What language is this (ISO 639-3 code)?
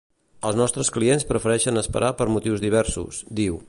cat